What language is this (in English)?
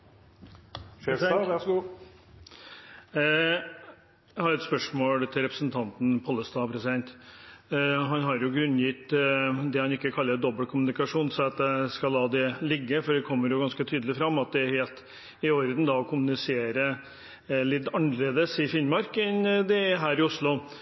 Norwegian